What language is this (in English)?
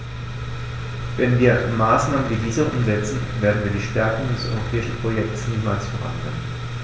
German